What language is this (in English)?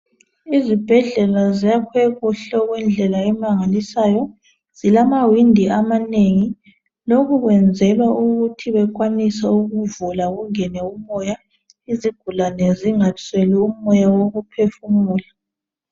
North Ndebele